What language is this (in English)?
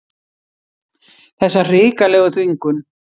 Icelandic